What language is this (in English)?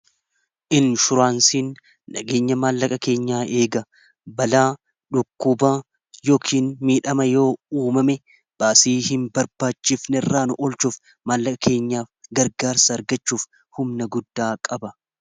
Oromo